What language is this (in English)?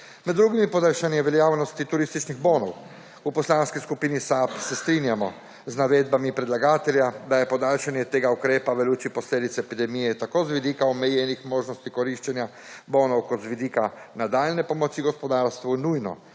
Slovenian